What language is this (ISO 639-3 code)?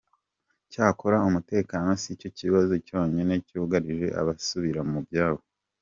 kin